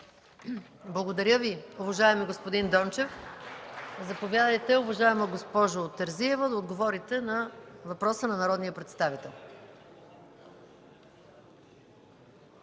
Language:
Bulgarian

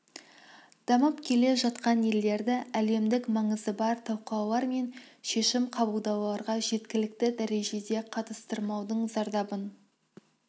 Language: Kazakh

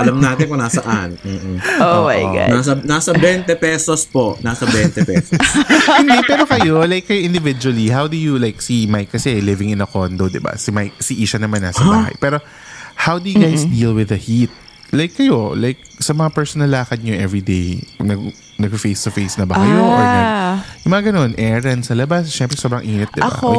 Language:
Filipino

